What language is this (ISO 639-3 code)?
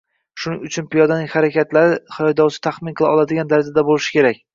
uzb